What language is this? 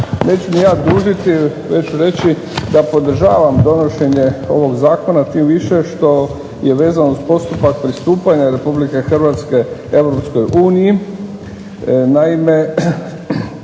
Croatian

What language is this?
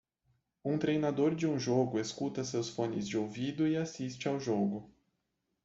Portuguese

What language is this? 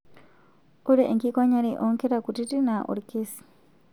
Masai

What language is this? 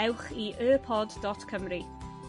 Welsh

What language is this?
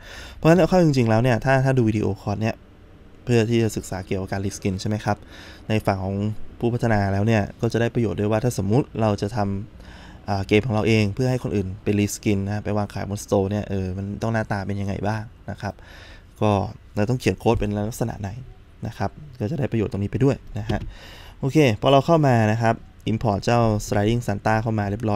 Thai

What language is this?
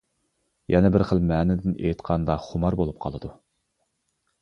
Uyghur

